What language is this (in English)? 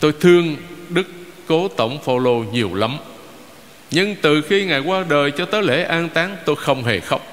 Vietnamese